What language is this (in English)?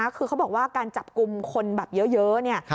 Thai